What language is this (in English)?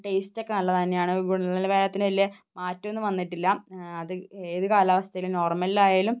Malayalam